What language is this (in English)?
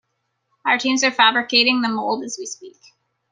English